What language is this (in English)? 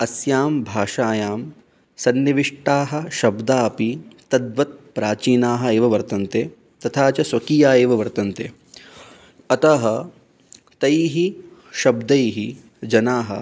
Sanskrit